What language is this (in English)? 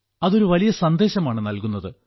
Malayalam